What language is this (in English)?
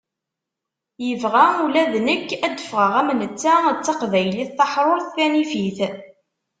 Kabyle